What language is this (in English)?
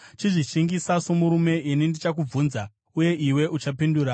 Shona